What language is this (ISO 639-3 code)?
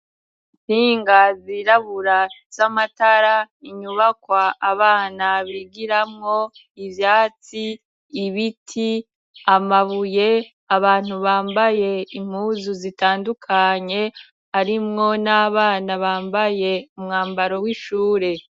run